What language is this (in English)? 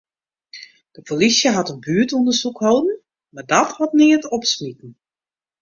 Western Frisian